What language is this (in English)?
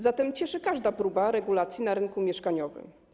Polish